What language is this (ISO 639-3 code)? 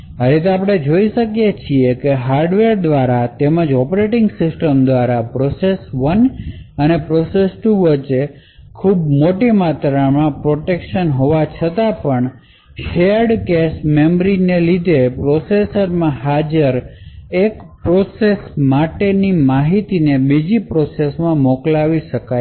guj